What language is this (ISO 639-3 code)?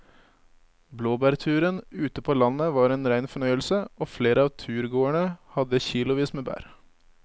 nor